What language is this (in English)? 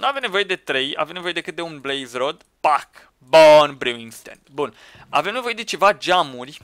Romanian